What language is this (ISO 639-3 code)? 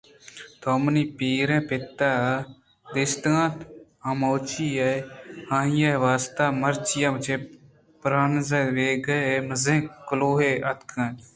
bgp